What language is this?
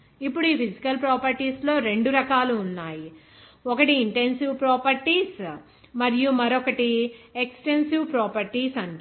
Telugu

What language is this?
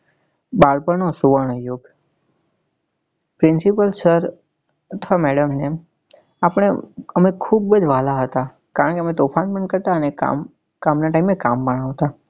Gujarati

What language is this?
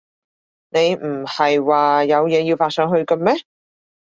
Cantonese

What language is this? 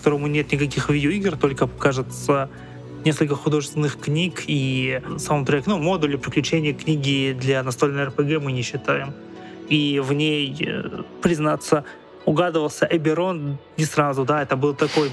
Russian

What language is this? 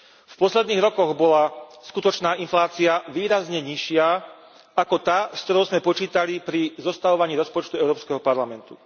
Slovak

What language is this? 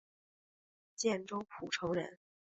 Chinese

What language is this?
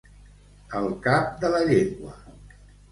Catalan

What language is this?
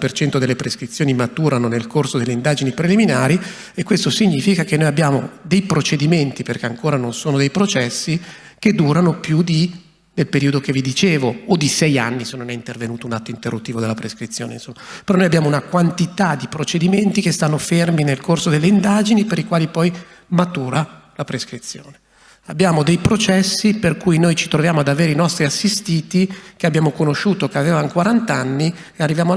Italian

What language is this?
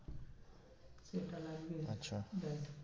Bangla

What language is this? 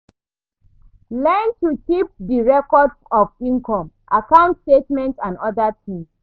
Nigerian Pidgin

